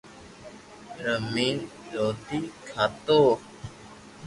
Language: Loarki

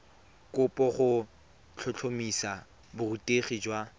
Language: Tswana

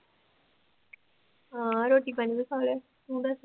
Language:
Punjabi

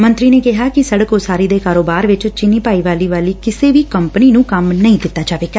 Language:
Punjabi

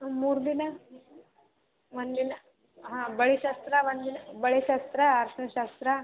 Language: Kannada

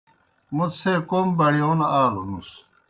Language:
Kohistani Shina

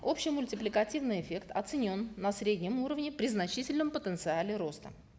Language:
Kazakh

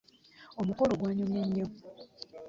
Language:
Ganda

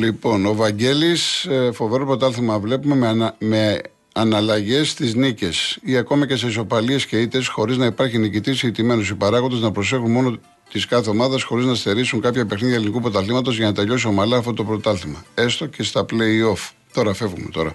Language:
Greek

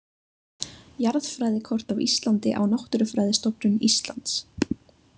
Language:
Icelandic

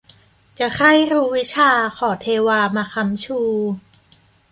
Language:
Thai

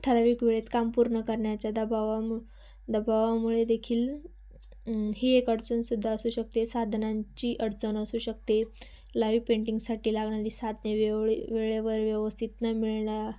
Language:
Marathi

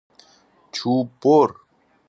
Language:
Persian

